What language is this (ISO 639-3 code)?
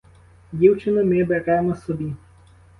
ukr